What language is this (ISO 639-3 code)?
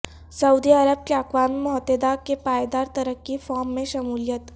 urd